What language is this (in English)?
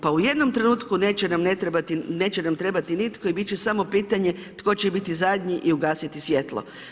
Croatian